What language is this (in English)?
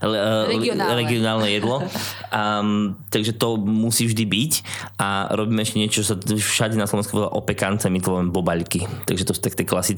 Slovak